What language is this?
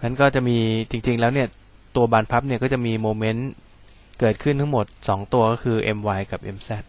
Thai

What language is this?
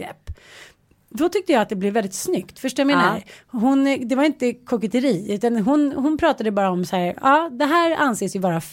Swedish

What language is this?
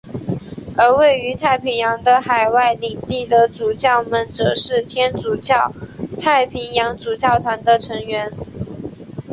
Chinese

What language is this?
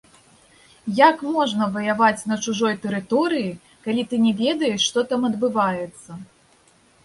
Belarusian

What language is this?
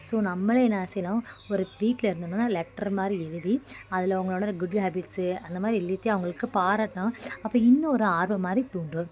Tamil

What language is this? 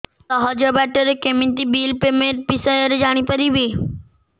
Odia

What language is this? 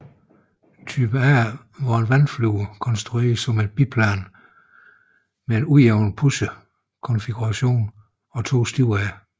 Danish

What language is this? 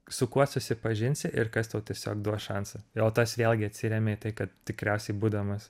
Lithuanian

